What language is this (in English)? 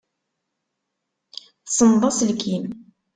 Kabyle